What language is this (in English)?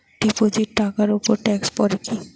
Bangla